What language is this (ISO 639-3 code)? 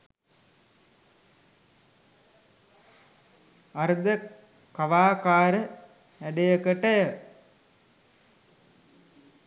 sin